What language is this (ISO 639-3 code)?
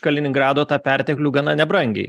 lit